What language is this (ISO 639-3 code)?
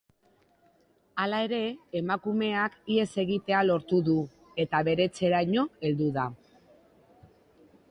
eus